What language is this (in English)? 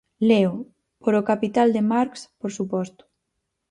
Galician